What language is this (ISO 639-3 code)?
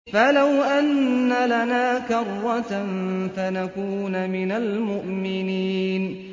ara